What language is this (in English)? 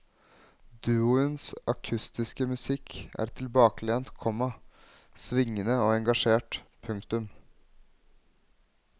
Norwegian